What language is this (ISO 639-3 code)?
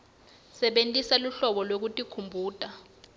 ssw